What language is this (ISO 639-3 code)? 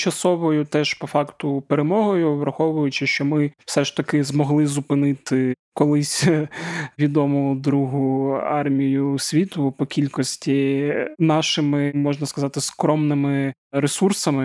ukr